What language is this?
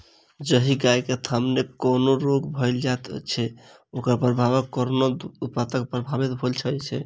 Maithili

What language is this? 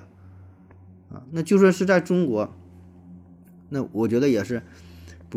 Chinese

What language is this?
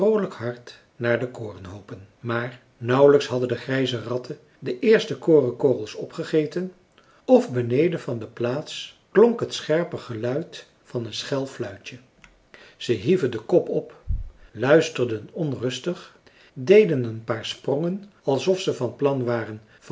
Dutch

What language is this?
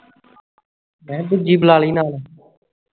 Punjabi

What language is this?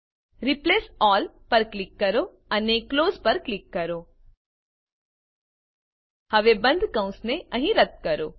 Gujarati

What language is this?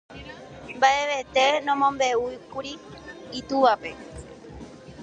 Guarani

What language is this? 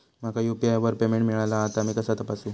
Marathi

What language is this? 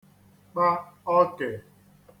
Igbo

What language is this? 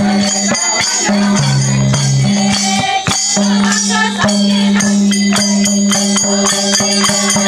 Indonesian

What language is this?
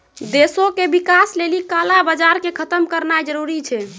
Maithili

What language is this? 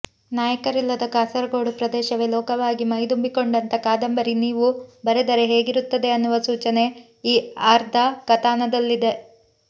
Kannada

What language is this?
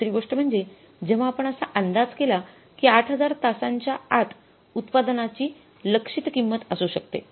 Marathi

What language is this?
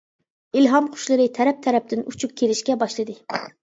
Uyghur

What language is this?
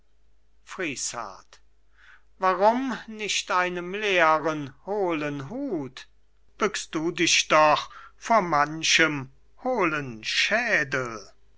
German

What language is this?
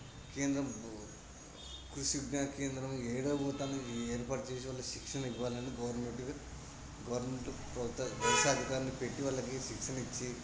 Telugu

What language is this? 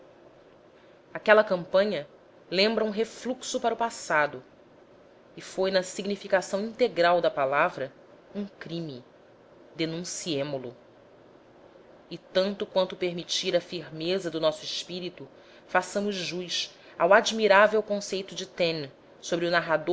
Portuguese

